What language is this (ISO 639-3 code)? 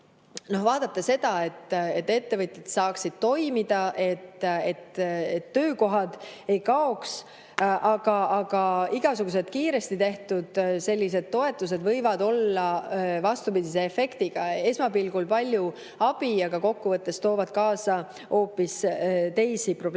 est